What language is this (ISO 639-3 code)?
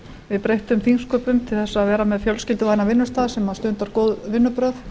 isl